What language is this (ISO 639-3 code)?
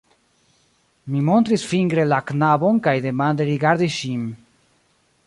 epo